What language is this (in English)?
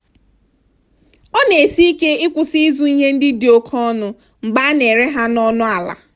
Igbo